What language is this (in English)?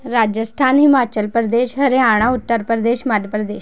Punjabi